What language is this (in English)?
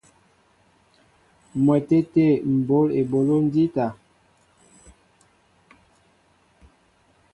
Mbo (Cameroon)